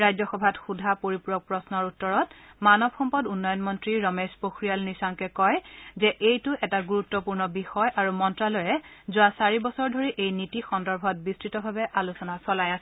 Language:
Assamese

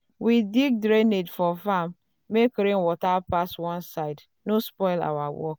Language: Nigerian Pidgin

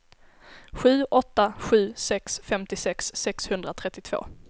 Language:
Swedish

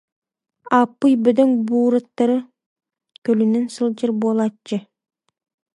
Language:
Yakut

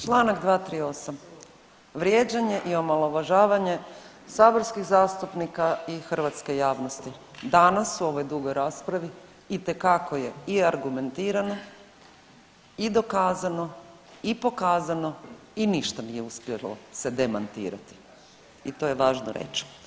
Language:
Croatian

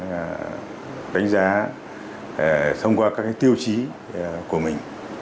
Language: Vietnamese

